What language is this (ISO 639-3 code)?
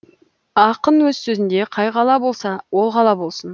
kaz